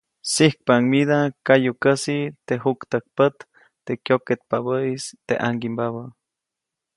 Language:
Copainalá Zoque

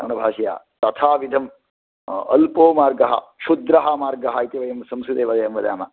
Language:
Sanskrit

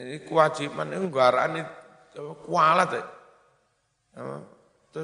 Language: Indonesian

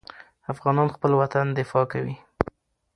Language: Pashto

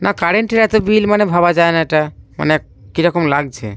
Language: Bangla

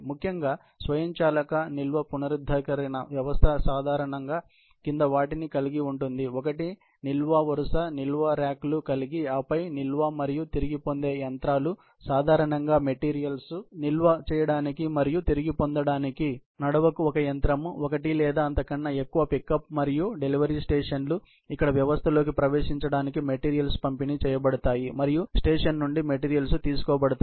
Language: Telugu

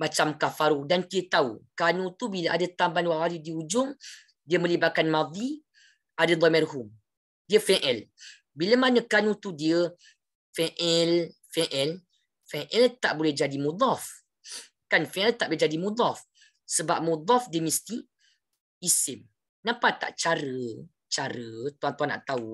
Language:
Malay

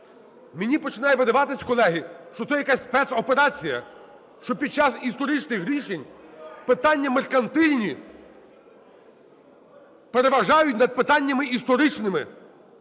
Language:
Ukrainian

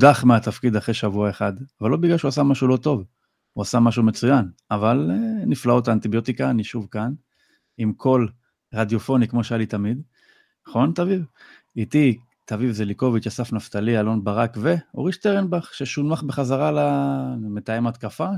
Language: Hebrew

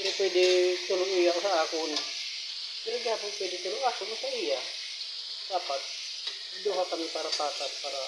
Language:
Filipino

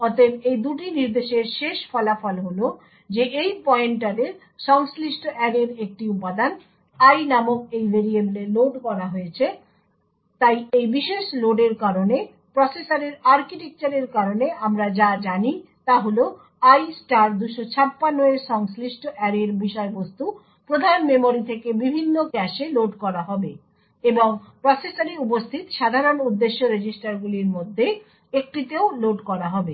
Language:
Bangla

